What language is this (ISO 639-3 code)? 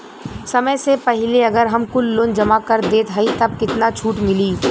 bho